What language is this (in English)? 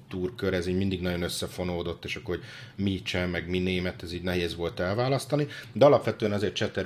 Hungarian